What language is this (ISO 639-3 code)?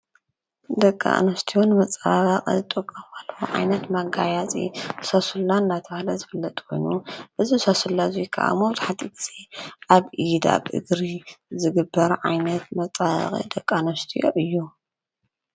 tir